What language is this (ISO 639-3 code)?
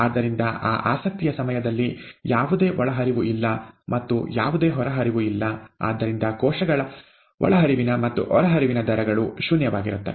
kan